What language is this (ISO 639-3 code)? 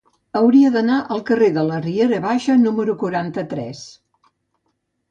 cat